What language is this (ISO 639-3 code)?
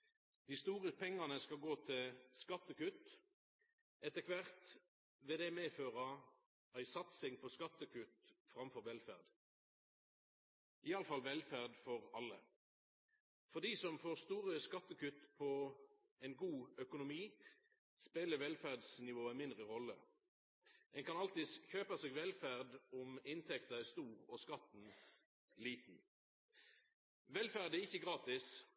nno